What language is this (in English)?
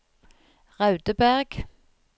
Norwegian